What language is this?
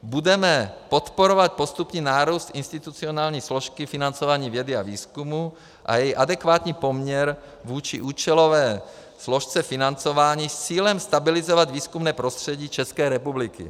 Czech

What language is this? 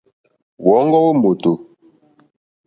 Mokpwe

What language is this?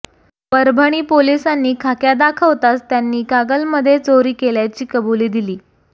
Marathi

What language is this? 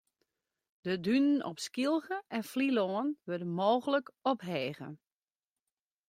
Western Frisian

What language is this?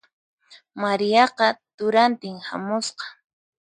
Puno Quechua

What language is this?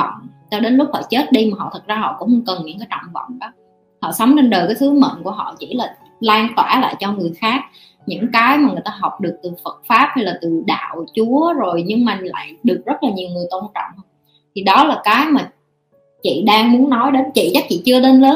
Vietnamese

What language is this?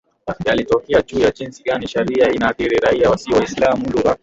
Swahili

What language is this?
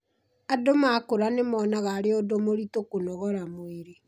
Kikuyu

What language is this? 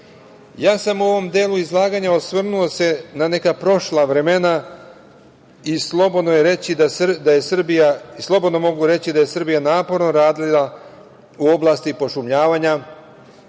Serbian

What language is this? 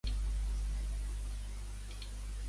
Urdu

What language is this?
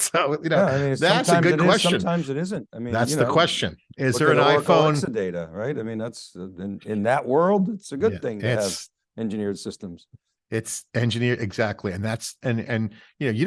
English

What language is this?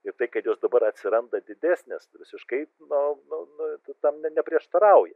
Lithuanian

